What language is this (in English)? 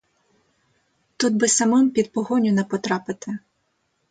Ukrainian